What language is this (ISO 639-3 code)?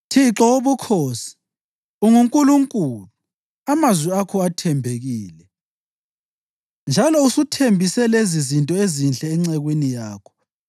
nde